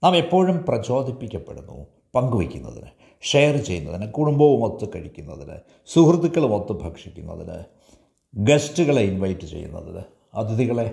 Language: Malayalam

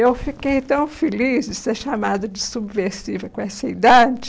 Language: Portuguese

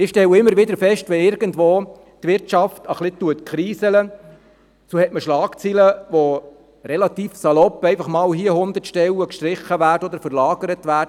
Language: Swiss German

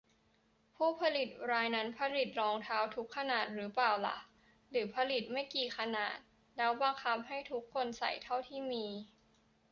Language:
Thai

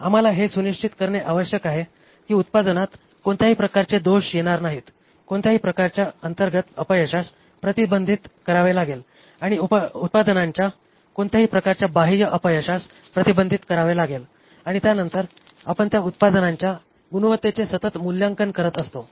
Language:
Marathi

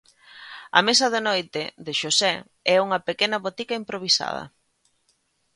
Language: Galician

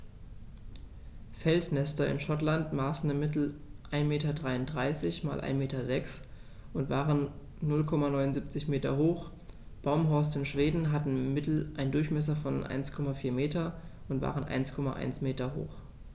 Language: German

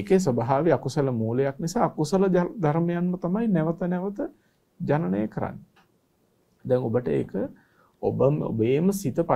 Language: Turkish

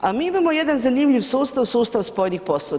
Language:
Croatian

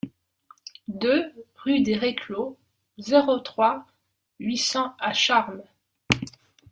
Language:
French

